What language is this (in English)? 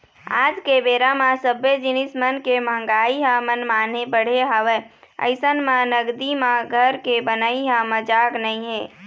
Chhattisgarhi